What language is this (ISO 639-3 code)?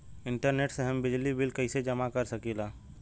bho